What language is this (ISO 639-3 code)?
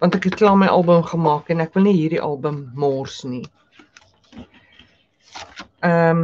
nld